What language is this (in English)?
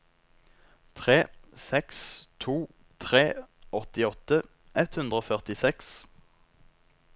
Norwegian